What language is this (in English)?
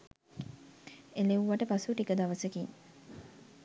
Sinhala